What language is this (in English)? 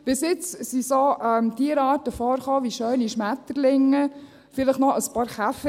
Swiss German